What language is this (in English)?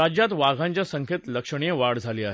Marathi